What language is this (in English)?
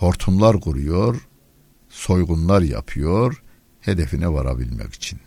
Turkish